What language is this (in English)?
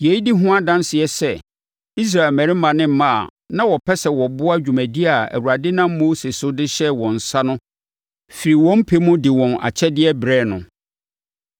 Akan